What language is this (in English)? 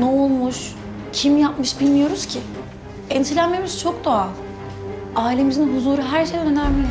Turkish